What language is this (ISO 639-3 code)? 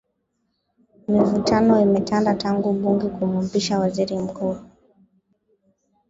swa